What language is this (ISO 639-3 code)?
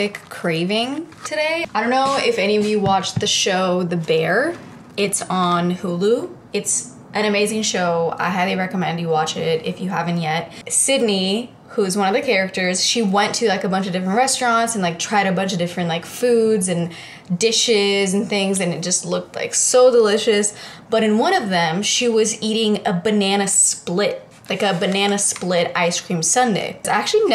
eng